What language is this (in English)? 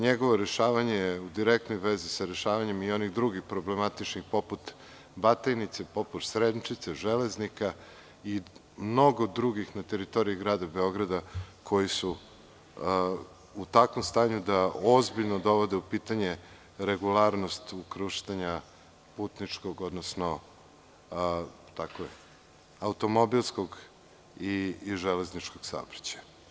Serbian